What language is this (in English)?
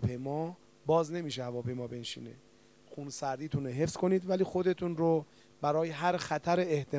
Persian